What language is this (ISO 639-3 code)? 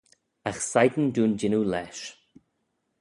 glv